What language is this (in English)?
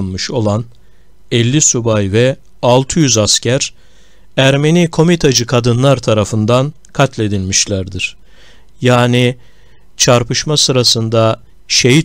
Turkish